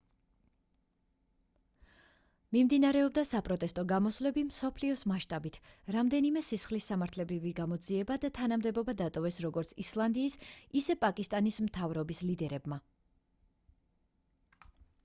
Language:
Georgian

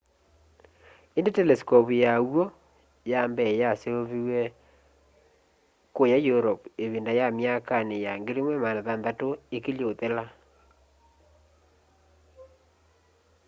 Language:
Kamba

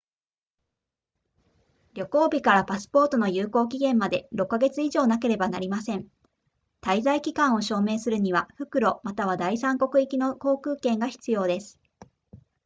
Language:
Japanese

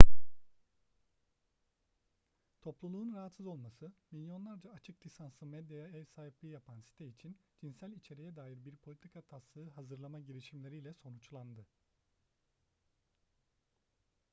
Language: Turkish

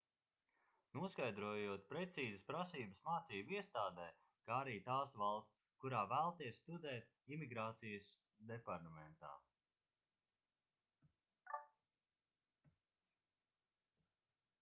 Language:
Latvian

